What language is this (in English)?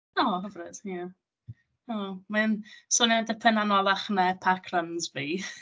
Welsh